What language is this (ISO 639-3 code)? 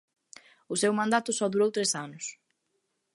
glg